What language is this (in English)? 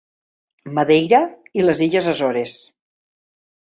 Catalan